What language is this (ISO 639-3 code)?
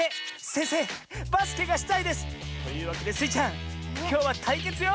jpn